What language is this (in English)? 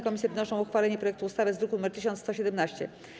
Polish